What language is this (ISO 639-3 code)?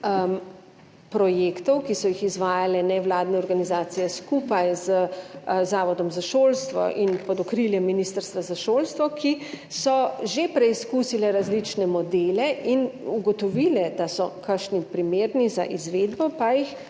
slv